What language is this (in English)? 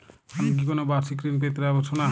Bangla